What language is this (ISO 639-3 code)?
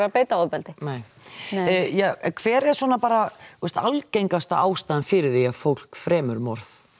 isl